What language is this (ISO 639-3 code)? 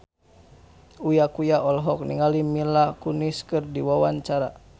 sun